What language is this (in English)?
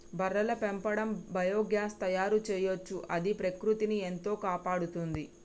Telugu